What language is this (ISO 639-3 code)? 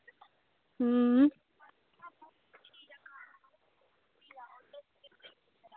doi